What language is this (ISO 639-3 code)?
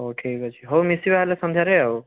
ori